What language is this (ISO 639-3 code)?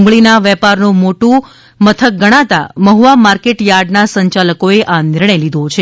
guj